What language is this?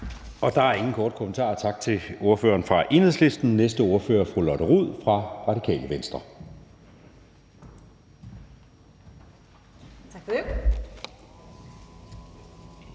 Danish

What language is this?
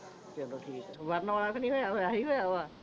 Punjabi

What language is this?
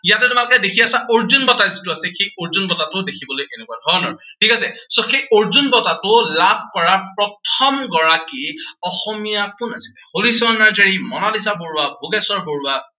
Assamese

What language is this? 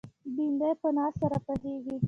Pashto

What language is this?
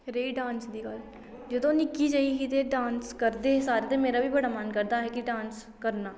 Dogri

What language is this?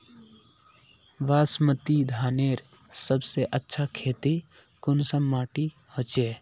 Magahi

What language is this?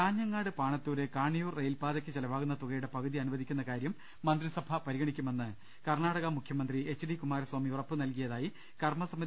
Malayalam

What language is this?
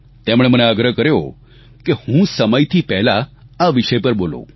Gujarati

